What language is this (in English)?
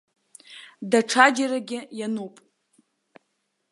Abkhazian